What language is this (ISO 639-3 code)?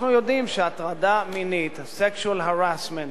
heb